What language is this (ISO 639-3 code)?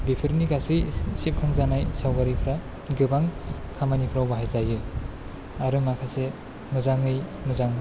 brx